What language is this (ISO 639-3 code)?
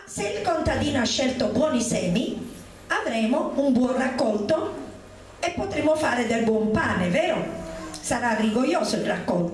ita